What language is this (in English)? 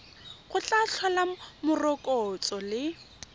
Tswana